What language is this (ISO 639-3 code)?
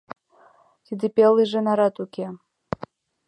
chm